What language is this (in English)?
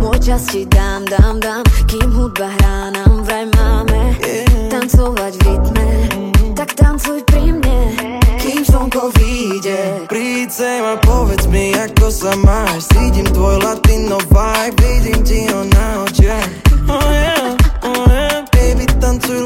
Slovak